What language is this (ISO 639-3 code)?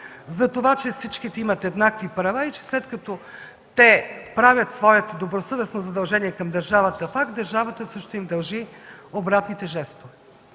bul